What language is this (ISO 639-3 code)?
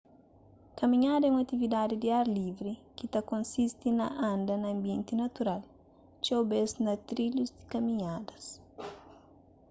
kea